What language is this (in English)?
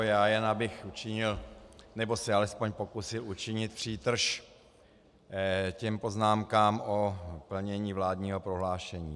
Czech